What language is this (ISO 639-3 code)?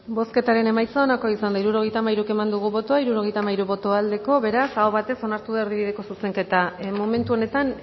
eus